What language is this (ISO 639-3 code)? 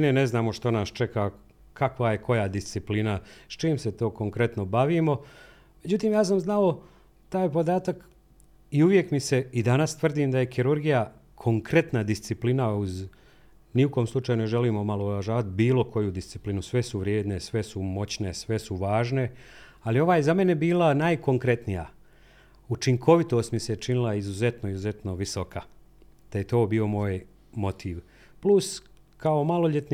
hrv